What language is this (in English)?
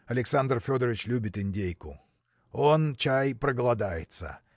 Russian